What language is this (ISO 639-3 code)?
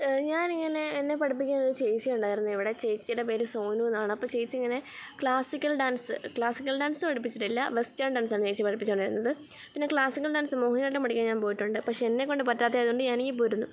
mal